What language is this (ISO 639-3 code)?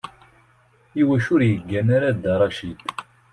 kab